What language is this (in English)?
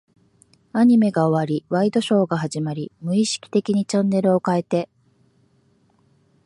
Japanese